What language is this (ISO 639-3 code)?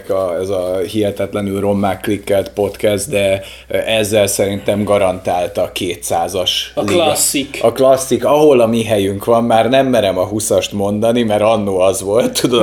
hun